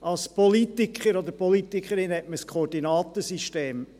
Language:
Swiss German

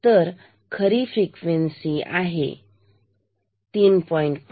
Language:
Marathi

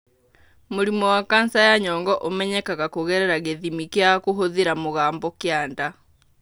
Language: Kikuyu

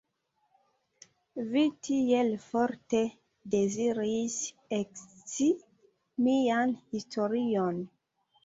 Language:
Esperanto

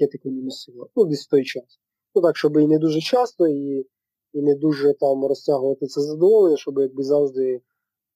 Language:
Ukrainian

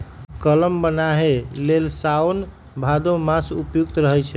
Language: Magahi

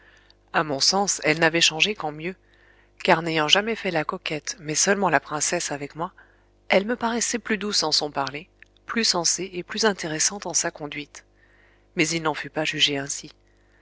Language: French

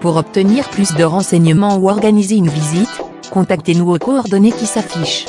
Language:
French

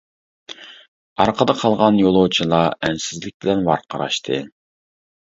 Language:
Uyghur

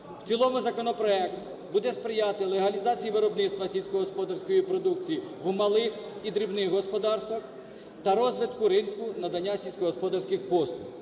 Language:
Ukrainian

